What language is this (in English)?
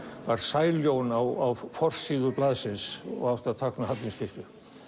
Icelandic